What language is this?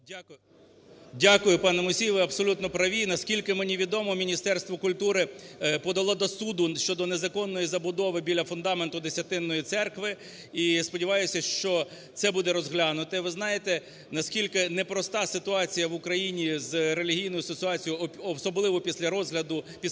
Ukrainian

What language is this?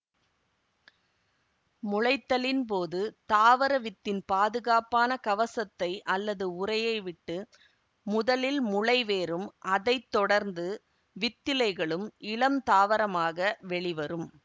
Tamil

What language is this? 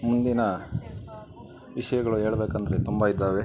Kannada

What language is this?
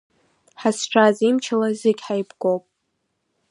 Abkhazian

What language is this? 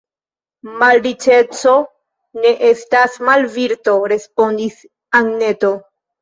Esperanto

